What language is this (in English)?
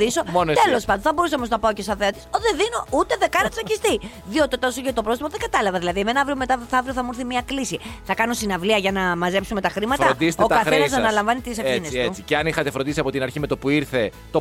Greek